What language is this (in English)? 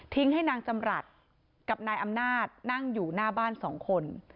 Thai